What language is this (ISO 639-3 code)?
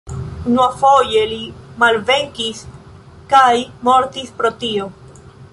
epo